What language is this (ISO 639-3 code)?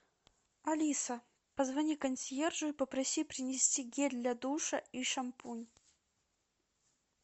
rus